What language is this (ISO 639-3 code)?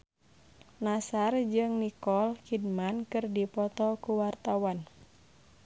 sun